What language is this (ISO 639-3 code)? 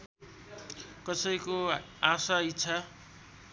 nep